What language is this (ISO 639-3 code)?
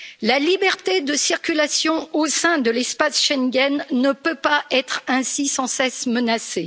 fra